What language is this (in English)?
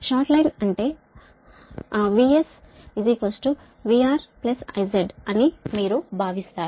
Telugu